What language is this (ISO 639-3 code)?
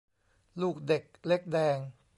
tha